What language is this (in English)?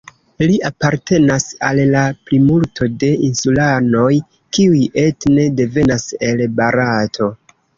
Esperanto